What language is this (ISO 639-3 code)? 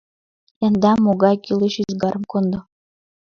chm